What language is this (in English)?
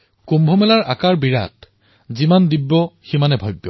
Assamese